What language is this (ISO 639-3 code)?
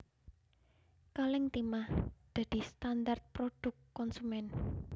jav